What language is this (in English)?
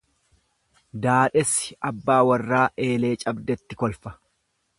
Oromo